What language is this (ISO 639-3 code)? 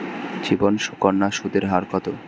ben